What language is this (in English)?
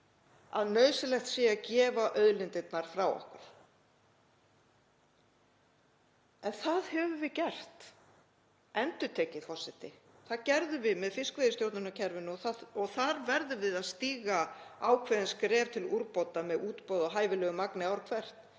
Icelandic